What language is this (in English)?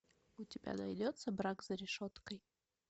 Russian